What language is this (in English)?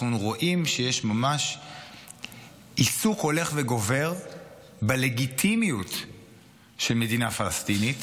Hebrew